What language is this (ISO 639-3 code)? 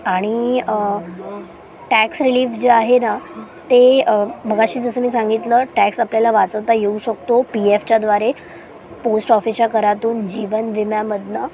mar